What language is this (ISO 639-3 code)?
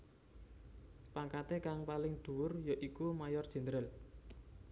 jav